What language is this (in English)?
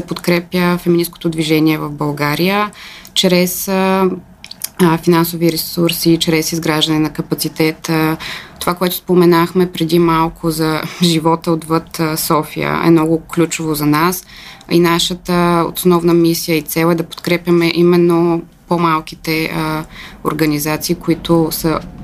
Bulgarian